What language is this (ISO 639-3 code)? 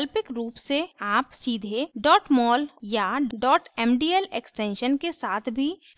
hin